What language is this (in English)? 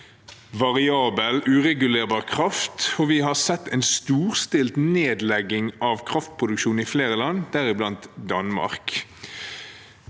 Norwegian